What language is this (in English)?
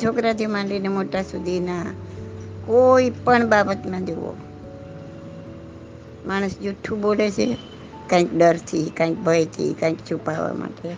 Gujarati